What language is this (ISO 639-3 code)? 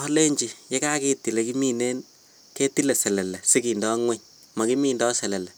kln